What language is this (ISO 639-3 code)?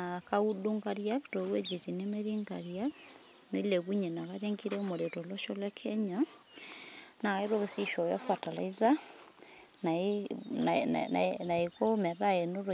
mas